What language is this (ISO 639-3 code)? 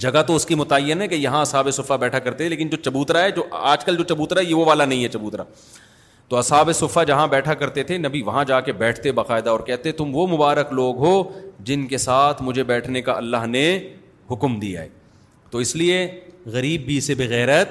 urd